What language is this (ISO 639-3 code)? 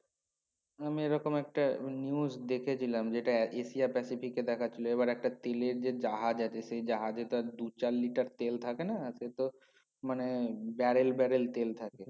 ben